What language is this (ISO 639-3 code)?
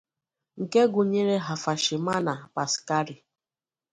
ibo